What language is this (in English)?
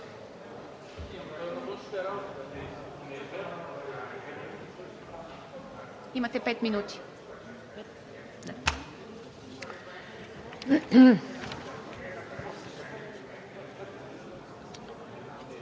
Bulgarian